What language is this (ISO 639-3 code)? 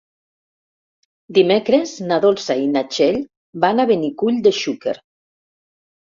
cat